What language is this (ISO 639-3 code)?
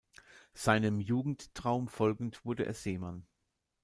deu